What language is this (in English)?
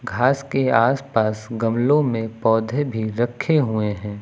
Hindi